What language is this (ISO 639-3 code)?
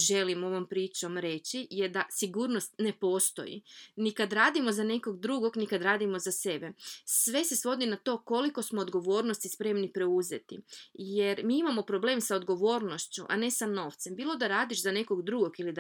hrv